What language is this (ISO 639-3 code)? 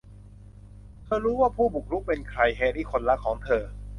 tha